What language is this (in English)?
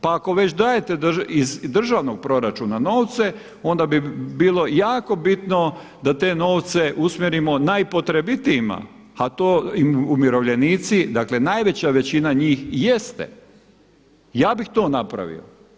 Croatian